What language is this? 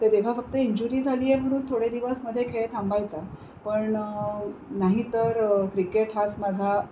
Marathi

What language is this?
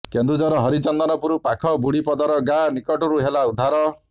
Odia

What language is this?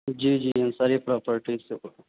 Urdu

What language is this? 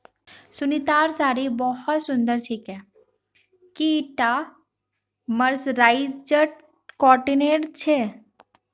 Magahi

